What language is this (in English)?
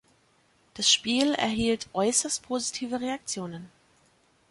German